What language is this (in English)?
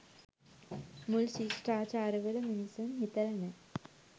Sinhala